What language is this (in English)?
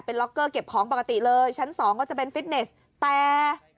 Thai